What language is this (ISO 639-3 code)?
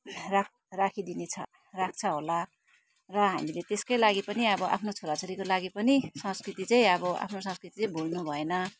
nep